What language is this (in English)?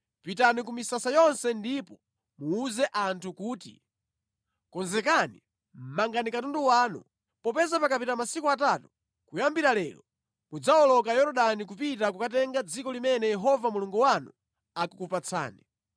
Nyanja